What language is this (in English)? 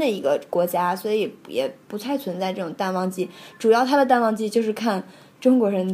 Chinese